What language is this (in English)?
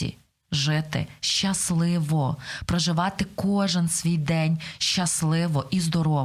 Ukrainian